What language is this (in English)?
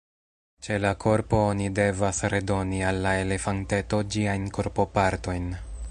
Esperanto